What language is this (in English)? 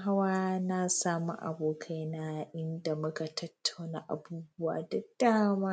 Hausa